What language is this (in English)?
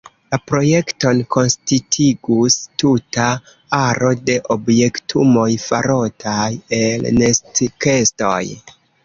Esperanto